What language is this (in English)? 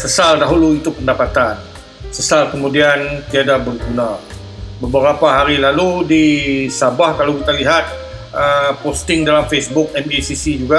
Malay